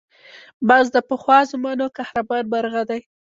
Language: Pashto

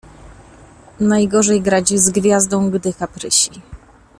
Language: Polish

